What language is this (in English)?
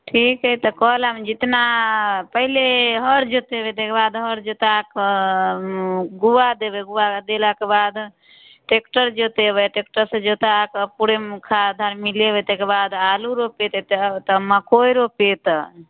Maithili